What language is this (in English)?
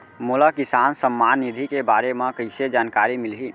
Chhattisgarhi